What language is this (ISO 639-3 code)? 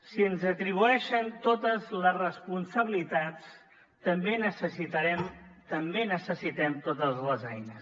cat